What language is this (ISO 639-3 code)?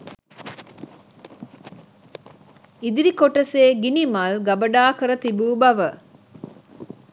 sin